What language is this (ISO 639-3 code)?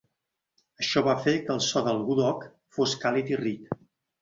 cat